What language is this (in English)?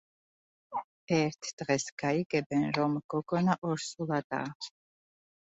Georgian